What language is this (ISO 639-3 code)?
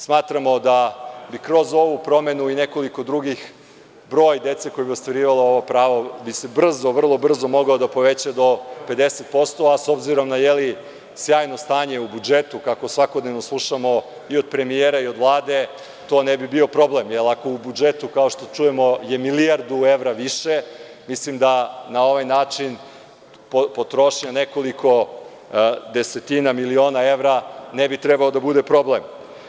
srp